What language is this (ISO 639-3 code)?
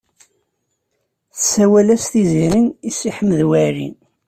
kab